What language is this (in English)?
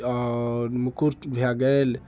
Maithili